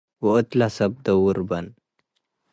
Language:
Tigre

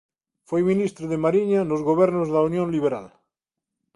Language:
Galician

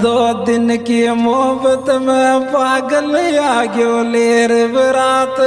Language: Hindi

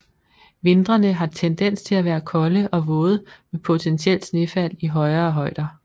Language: Danish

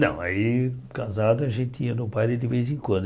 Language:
Portuguese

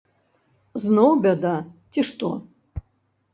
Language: Belarusian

